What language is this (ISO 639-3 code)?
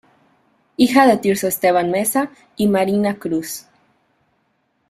spa